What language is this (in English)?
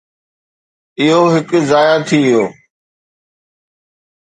Sindhi